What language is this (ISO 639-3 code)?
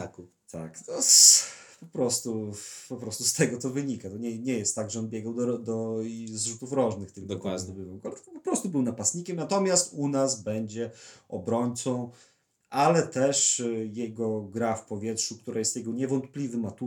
pol